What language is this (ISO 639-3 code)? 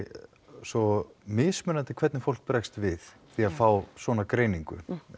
isl